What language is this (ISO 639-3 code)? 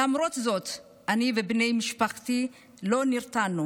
heb